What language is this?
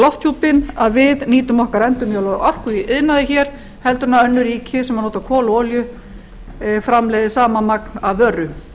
Icelandic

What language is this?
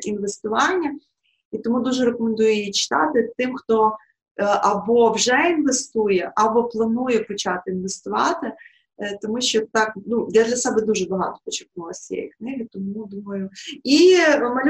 Ukrainian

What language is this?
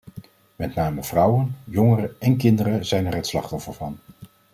Dutch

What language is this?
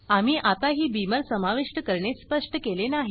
Marathi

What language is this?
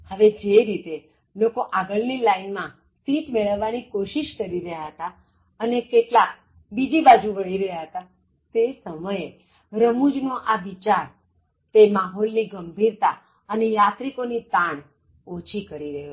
Gujarati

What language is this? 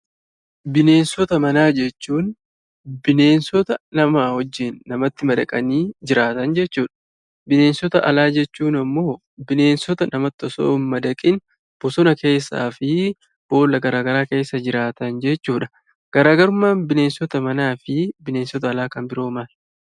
Oromo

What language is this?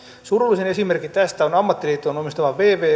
Finnish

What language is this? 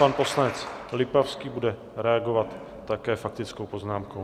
Czech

